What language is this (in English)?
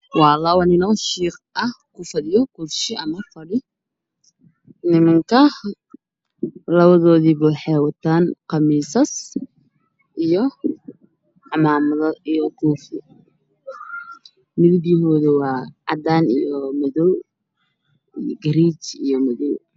Somali